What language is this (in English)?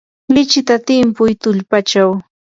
Yanahuanca Pasco Quechua